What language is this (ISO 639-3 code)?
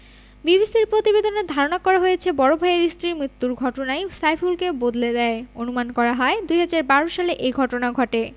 ben